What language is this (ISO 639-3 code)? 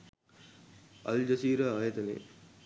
sin